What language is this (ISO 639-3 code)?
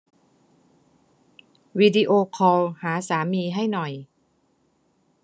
tha